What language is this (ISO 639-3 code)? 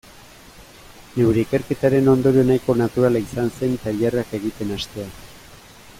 eus